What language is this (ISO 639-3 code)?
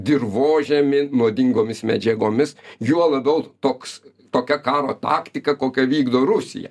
lit